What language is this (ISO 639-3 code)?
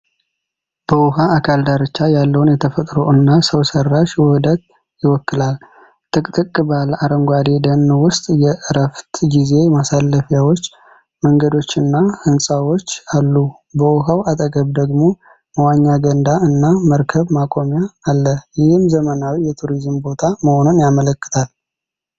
amh